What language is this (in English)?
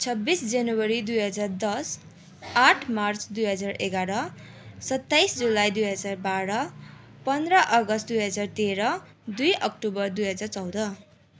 Nepali